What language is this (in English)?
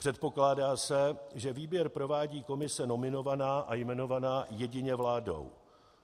Czech